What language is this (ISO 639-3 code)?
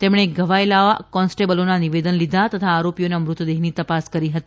guj